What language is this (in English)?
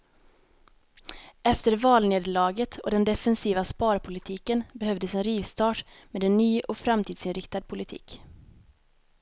Swedish